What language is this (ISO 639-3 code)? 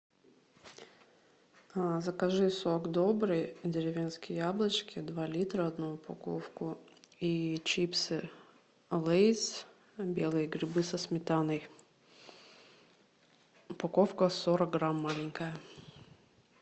rus